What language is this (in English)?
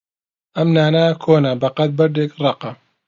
Central Kurdish